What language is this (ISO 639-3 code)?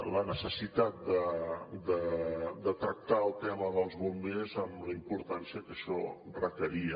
cat